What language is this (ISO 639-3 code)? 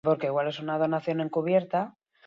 eus